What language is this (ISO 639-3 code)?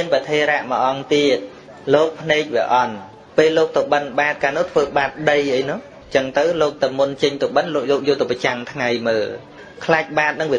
vie